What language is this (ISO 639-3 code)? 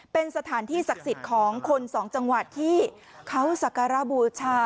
tha